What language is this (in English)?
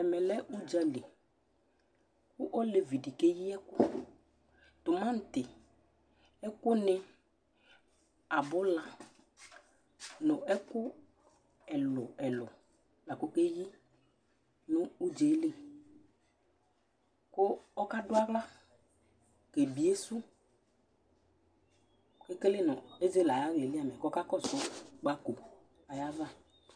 Ikposo